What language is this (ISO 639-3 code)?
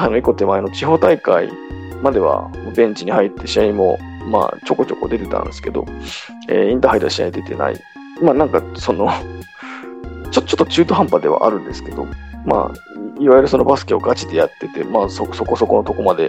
jpn